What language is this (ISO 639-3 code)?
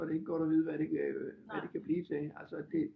dan